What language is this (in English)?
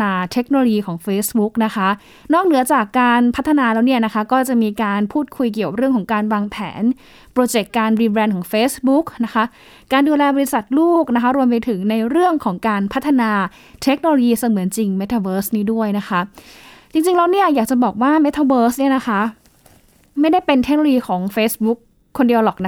Thai